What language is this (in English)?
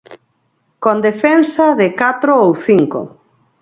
Galician